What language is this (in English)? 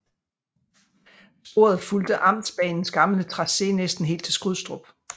Danish